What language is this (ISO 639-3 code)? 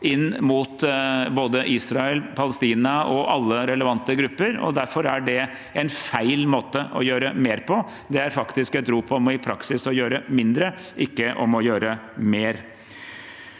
nor